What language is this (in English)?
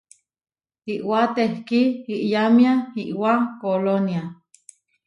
Huarijio